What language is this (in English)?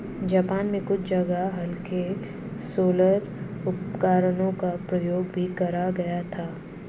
Hindi